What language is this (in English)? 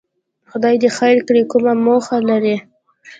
Pashto